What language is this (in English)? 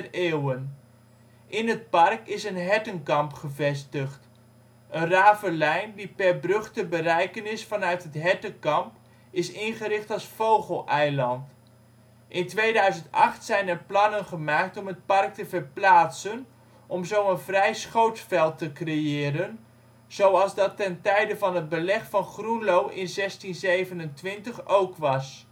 Dutch